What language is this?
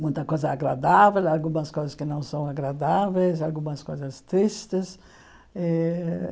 Portuguese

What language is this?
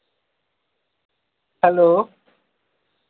Dogri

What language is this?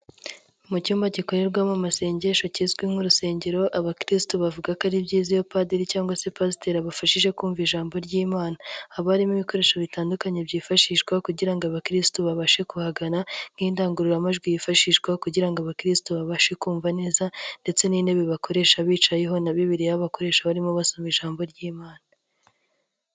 Kinyarwanda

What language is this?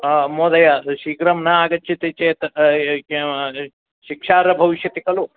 Sanskrit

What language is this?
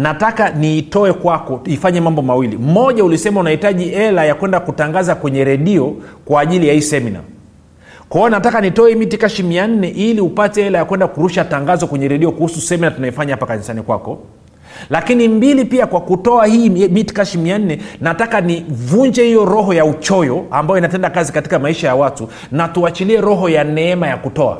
Swahili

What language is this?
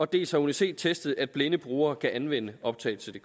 Danish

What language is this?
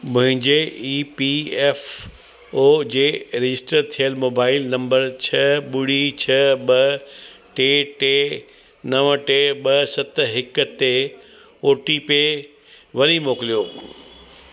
Sindhi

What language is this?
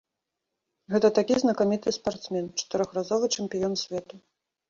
Belarusian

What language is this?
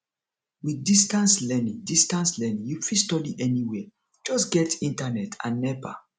Nigerian Pidgin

